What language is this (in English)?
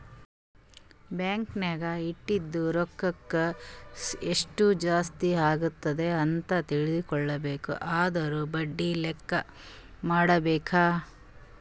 Kannada